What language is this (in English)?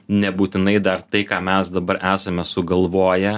Lithuanian